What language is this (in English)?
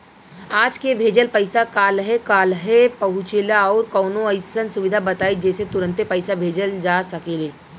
Bhojpuri